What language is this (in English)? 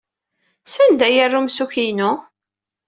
Kabyle